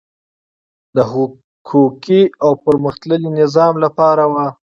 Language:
Pashto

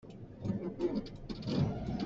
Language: Hakha Chin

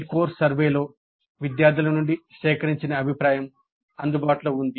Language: Telugu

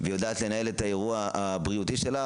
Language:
Hebrew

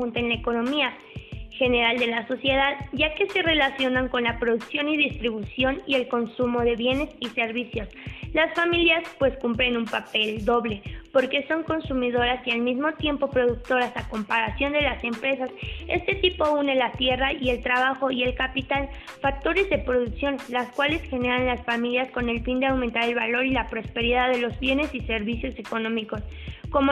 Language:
Spanish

